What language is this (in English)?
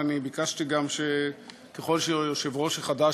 Hebrew